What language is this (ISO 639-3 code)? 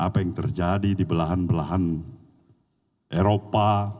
ind